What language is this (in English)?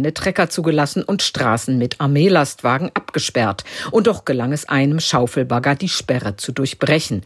German